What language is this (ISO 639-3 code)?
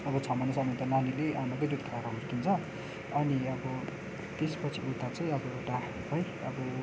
nep